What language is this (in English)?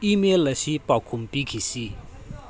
Manipuri